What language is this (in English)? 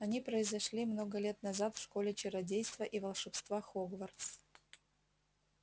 Russian